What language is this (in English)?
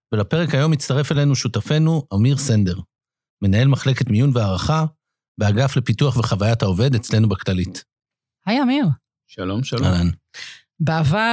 Hebrew